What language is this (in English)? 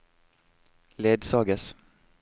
Norwegian